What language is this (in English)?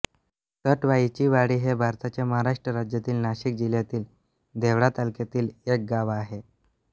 Marathi